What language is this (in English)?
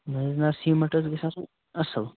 Kashmiri